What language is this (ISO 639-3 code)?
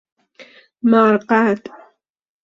fas